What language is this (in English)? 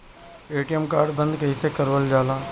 Bhojpuri